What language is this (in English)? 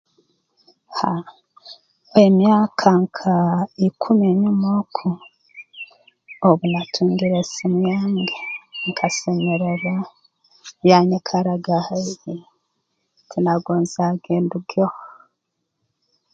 Tooro